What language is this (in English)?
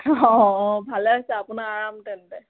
Assamese